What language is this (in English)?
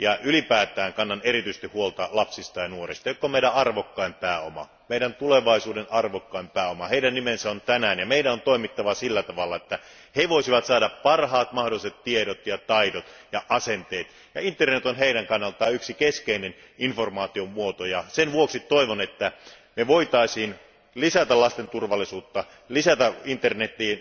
Finnish